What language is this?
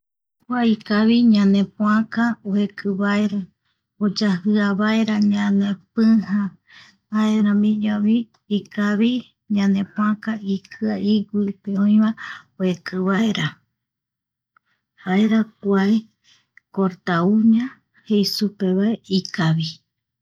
Eastern Bolivian Guaraní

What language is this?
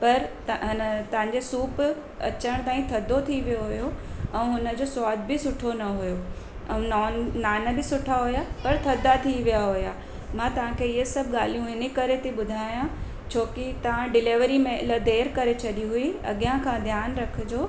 Sindhi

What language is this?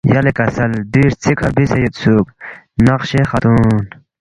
Balti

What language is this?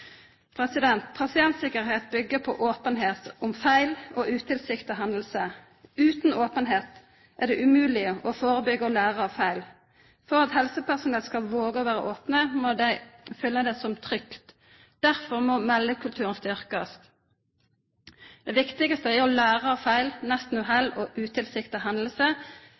Norwegian Nynorsk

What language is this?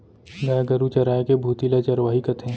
Chhattisgarhi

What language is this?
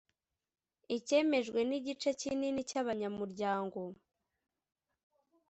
Kinyarwanda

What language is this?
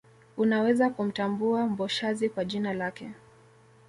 Swahili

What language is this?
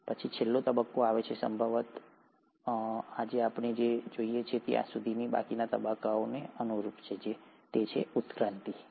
Gujarati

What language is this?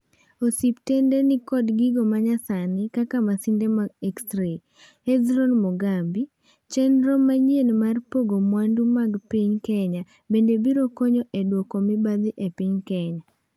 Luo (Kenya and Tanzania)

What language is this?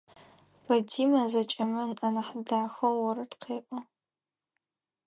Adyghe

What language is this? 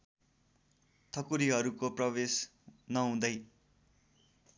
Nepali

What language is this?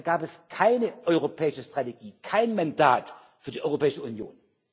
German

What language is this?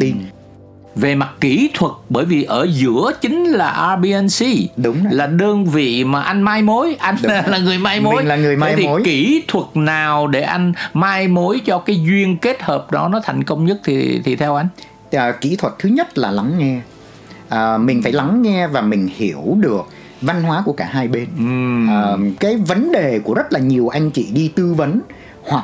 Vietnamese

